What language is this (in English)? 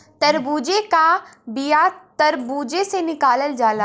Bhojpuri